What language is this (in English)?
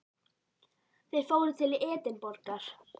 Icelandic